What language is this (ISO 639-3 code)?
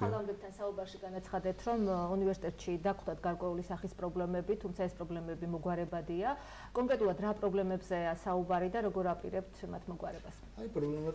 tur